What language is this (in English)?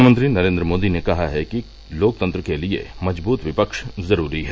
Hindi